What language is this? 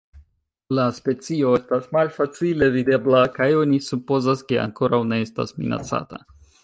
Esperanto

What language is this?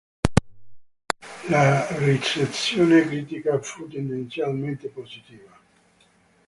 Italian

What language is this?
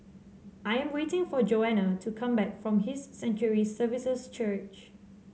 English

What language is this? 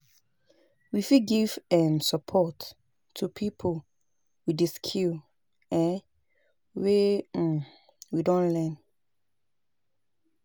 Nigerian Pidgin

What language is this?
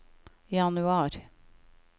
Norwegian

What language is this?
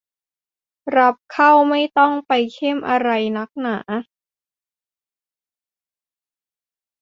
Thai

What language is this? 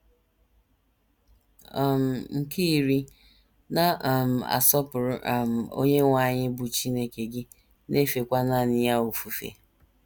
Igbo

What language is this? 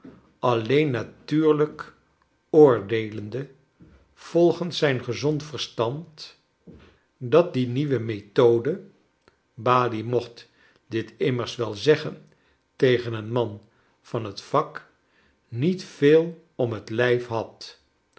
Dutch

